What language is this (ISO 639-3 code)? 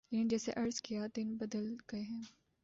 urd